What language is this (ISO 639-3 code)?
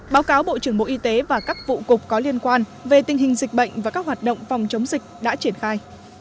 vie